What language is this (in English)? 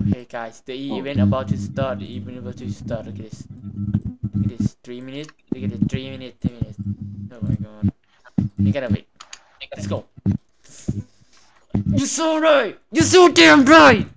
Thai